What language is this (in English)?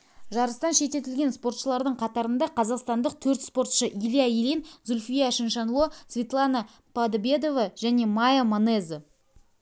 Kazakh